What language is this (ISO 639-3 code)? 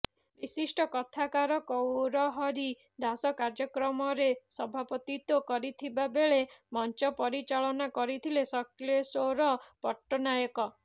ori